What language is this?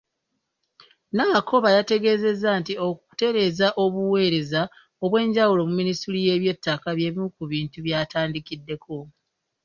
Ganda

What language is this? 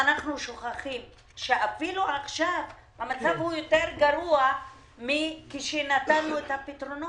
Hebrew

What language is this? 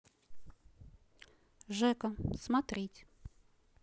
Russian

